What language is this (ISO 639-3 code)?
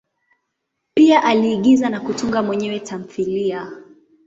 swa